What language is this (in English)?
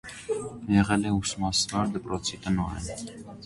Armenian